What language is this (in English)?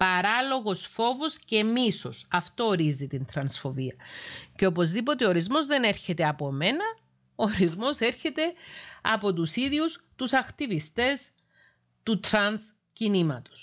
Greek